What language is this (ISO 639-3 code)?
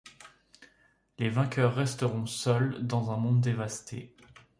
fra